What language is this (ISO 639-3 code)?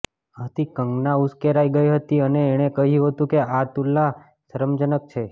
guj